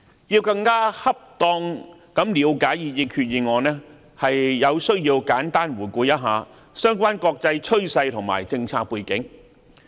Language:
Cantonese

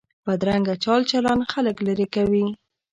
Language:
Pashto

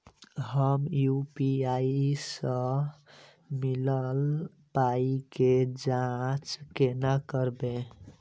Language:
Maithili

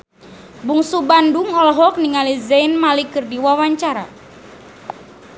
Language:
Sundanese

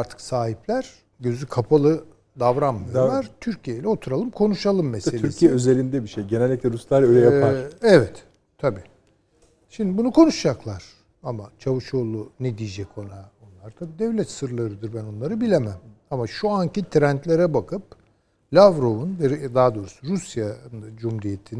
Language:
Turkish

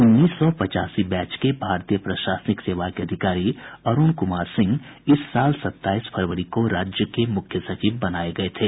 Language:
Hindi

